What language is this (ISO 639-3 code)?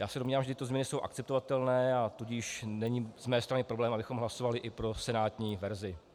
ces